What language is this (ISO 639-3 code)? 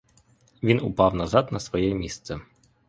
ukr